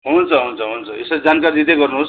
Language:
Nepali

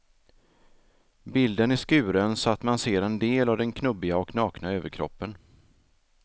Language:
Swedish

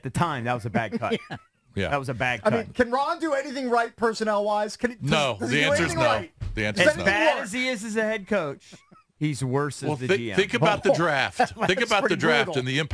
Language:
English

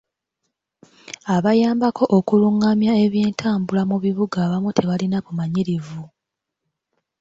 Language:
Ganda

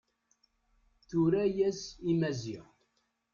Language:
Kabyle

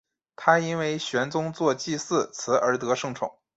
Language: Chinese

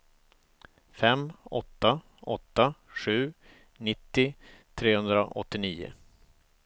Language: Swedish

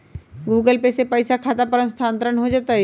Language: Magahi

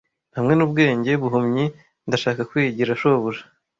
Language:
Kinyarwanda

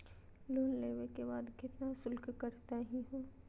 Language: Magahi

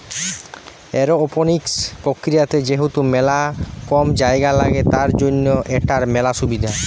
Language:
Bangla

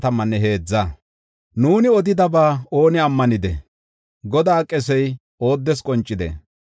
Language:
Gofa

